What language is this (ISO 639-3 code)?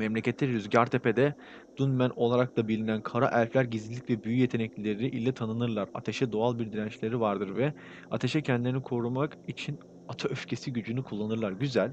tur